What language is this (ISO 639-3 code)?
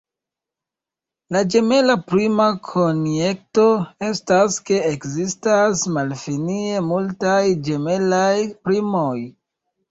epo